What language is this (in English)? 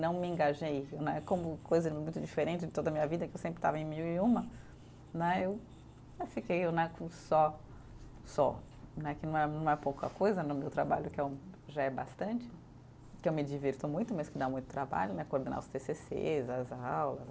Portuguese